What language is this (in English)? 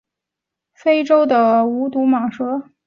Chinese